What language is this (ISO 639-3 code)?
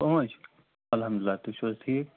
kas